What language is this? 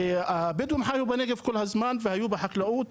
Hebrew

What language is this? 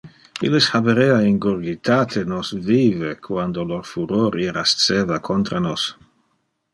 Interlingua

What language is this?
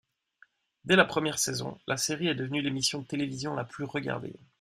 French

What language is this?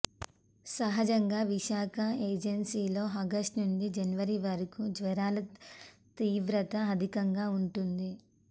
Telugu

